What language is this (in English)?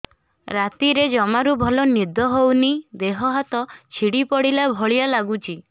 Odia